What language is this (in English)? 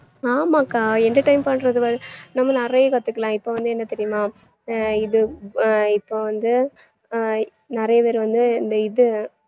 Tamil